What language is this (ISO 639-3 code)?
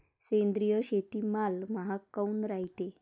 mar